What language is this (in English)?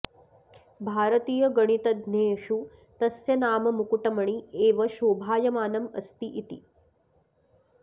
Sanskrit